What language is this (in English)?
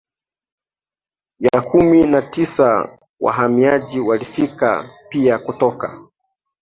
Swahili